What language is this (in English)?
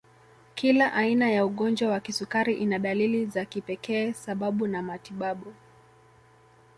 Swahili